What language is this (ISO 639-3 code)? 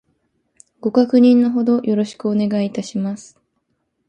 jpn